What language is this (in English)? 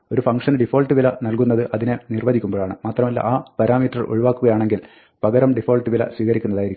Malayalam